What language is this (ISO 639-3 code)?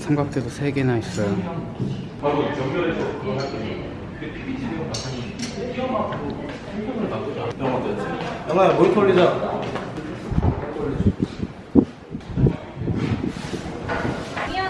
kor